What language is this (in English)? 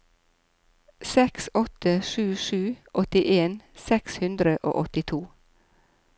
Norwegian